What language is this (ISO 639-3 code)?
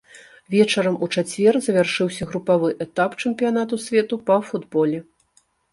bel